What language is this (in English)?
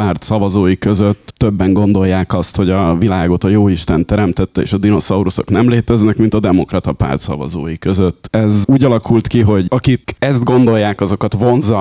Hungarian